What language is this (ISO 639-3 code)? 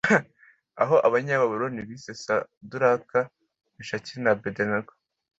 kin